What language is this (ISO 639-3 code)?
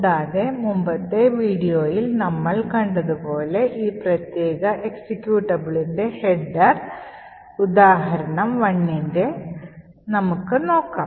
mal